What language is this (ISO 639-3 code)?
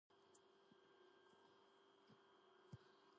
kat